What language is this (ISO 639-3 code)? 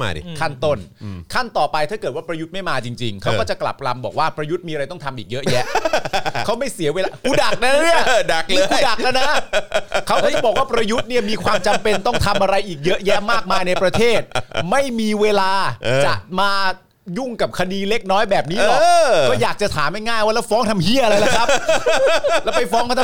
tha